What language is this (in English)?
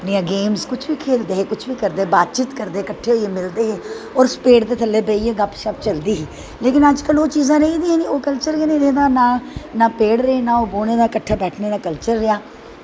Dogri